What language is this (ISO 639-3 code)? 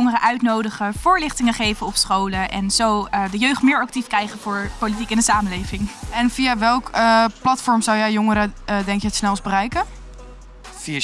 nld